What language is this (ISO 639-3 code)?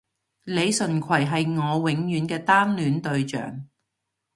yue